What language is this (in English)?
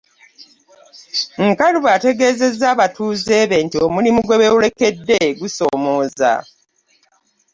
Ganda